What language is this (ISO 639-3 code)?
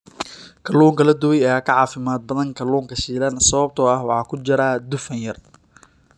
som